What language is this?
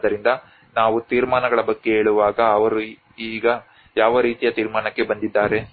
Kannada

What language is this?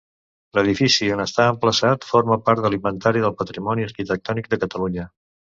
Catalan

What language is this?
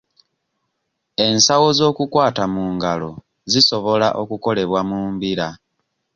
Ganda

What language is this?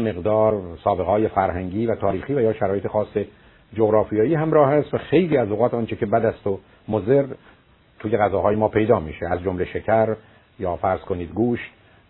Persian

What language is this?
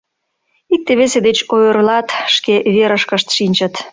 Mari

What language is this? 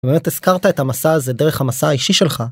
Hebrew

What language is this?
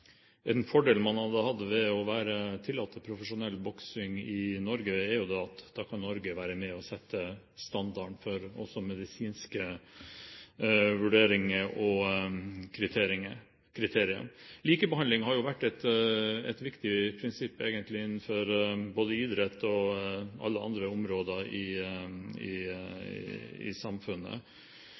Norwegian Bokmål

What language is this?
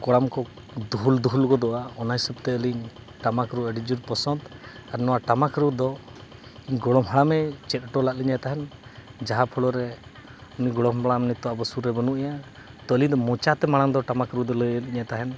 Santali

